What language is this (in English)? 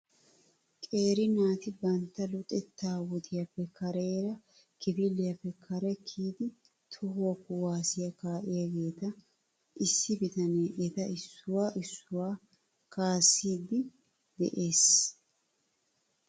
Wolaytta